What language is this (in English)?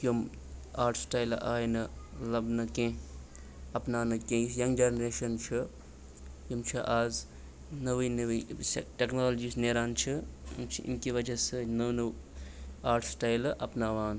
Kashmiri